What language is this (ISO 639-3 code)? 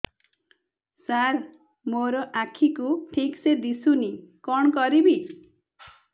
ori